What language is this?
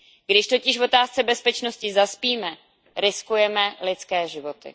Czech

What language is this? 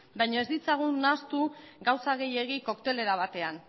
Basque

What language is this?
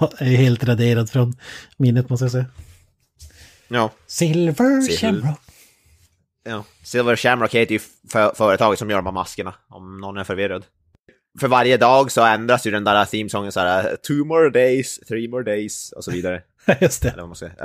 Swedish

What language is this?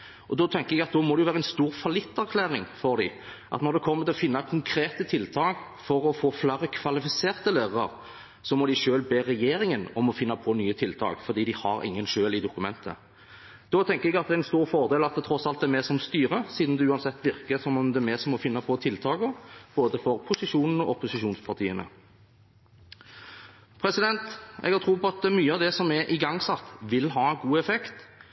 Norwegian Bokmål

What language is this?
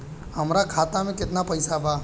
Bhojpuri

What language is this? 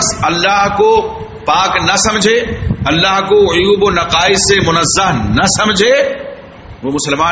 Urdu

